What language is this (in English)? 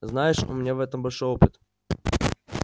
Russian